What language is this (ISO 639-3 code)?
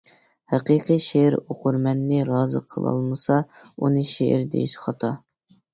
uig